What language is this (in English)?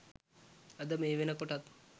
Sinhala